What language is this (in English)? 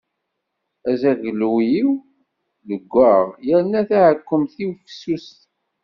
Kabyle